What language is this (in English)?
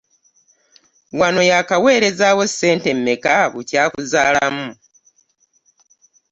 Ganda